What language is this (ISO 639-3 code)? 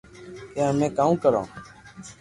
lrk